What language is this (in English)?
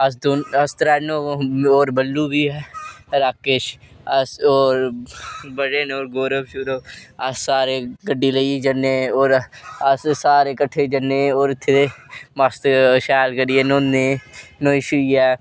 Dogri